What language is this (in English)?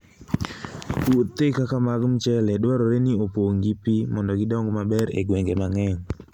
Luo (Kenya and Tanzania)